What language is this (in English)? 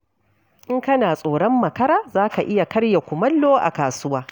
Hausa